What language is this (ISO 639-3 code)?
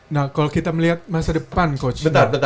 ind